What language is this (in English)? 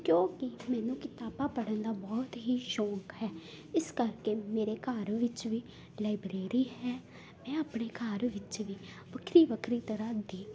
Punjabi